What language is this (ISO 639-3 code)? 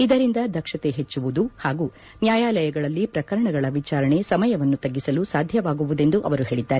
kan